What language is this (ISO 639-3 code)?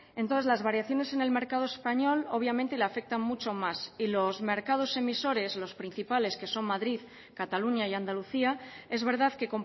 spa